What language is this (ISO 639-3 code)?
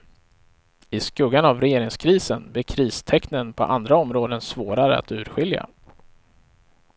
swe